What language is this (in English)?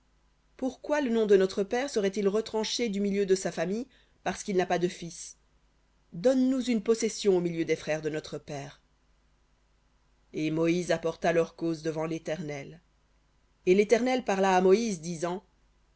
French